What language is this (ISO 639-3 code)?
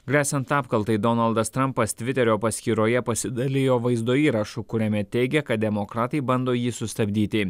lit